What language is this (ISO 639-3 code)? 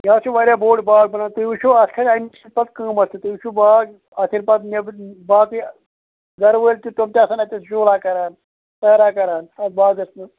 kas